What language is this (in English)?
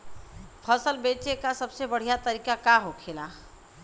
Bhojpuri